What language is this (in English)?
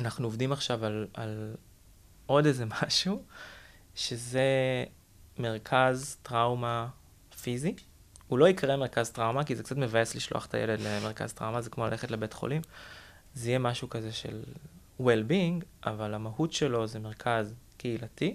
Hebrew